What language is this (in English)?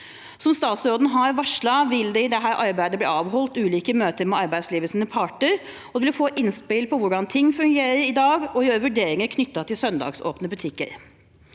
Norwegian